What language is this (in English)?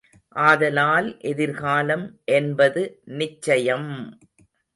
Tamil